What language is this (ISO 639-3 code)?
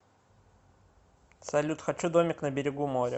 rus